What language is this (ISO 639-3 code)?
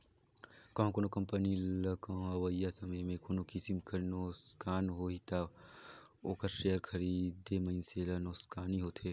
hne